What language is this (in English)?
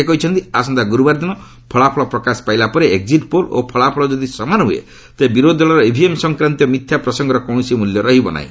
Odia